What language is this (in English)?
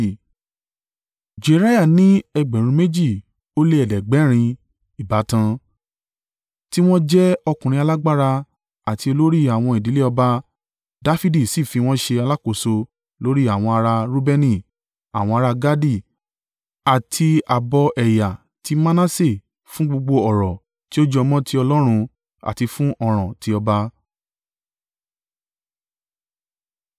Yoruba